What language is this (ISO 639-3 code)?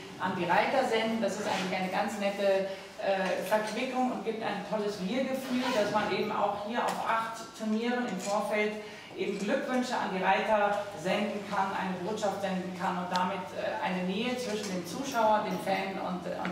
deu